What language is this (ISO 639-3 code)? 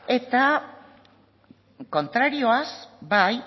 eus